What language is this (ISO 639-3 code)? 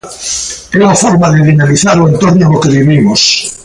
glg